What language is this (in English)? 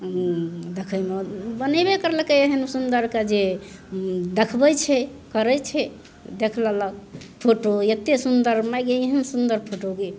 Maithili